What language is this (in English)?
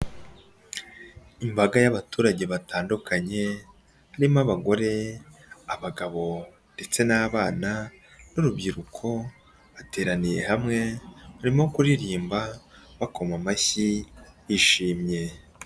Kinyarwanda